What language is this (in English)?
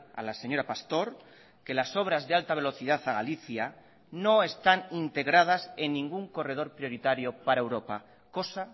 Spanish